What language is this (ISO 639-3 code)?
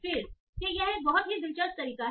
hin